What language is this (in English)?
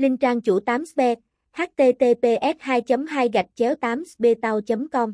Vietnamese